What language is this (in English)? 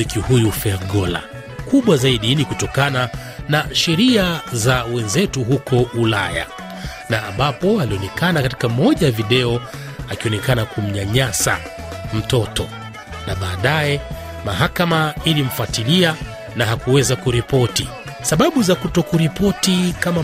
Swahili